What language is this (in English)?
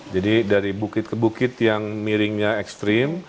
Indonesian